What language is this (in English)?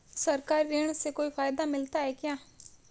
Hindi